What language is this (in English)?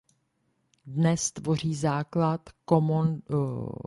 Czech